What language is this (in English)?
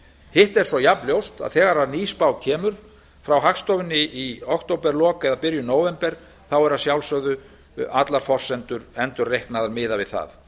Icelandic